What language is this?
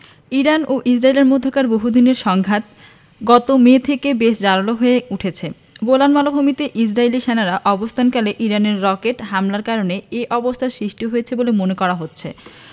Bangla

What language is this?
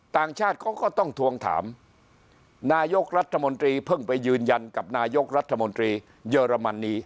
Thai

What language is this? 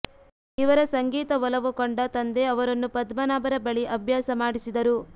Kannada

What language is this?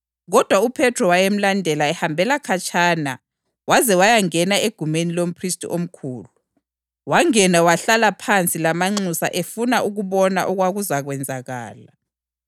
North Ndebele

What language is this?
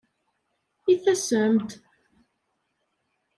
Kabyle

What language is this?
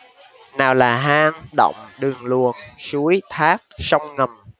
Vietnamese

